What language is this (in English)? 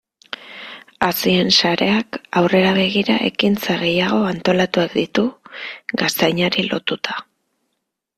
Basque